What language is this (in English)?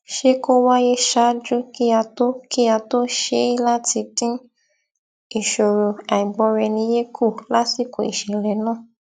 Yoruba